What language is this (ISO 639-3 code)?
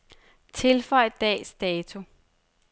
dan